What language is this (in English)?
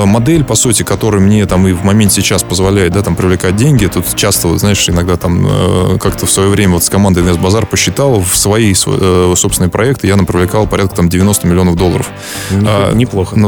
Russian